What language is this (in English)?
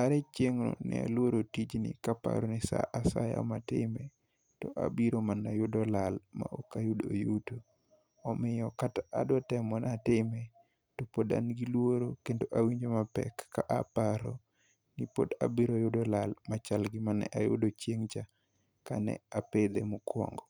Luo (Kenya and Tanzania)